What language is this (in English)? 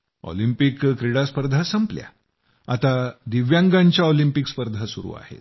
Marathi